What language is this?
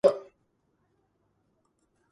Georgian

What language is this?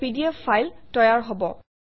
Assamese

